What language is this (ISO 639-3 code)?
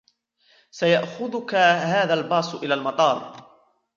ara